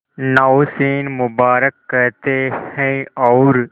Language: Hindi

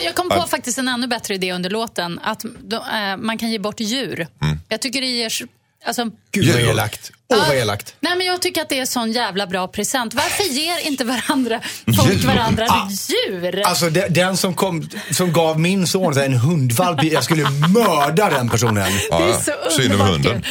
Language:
Swedish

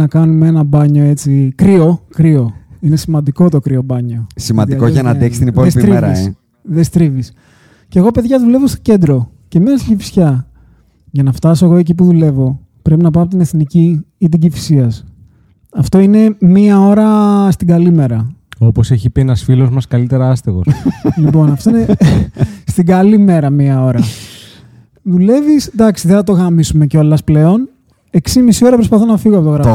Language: Greek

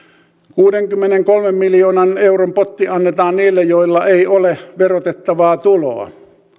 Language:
Finnish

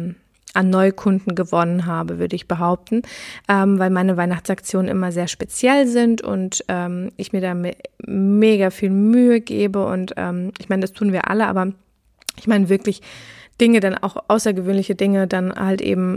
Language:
German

